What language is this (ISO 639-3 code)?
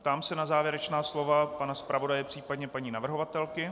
ces